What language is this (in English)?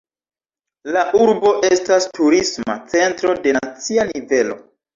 Esperanto